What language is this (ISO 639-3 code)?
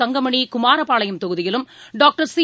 tam